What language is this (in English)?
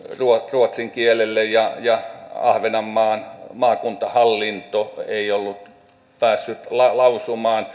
Finnish